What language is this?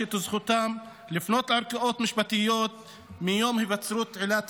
Hebrew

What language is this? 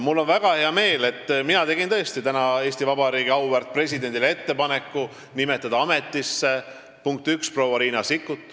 Estonian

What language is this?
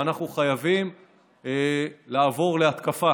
Hebrew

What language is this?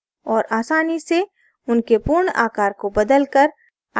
Hindi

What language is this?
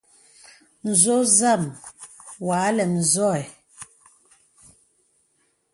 Bebele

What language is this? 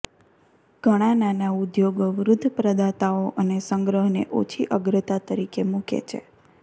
Gujarati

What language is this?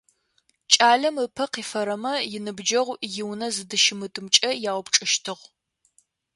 Adyghe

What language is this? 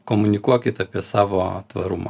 Lithuanian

